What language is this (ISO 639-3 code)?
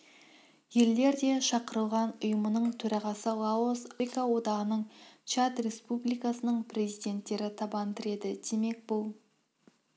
kaz